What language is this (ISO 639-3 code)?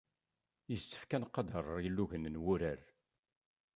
kab